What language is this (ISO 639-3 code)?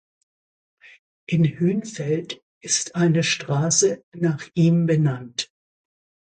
deu